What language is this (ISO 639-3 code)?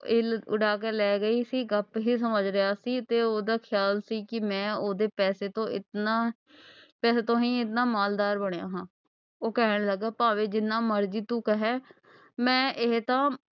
pan